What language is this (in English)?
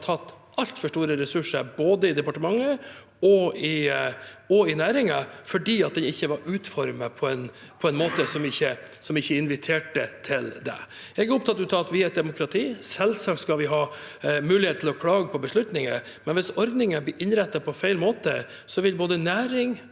Norwegian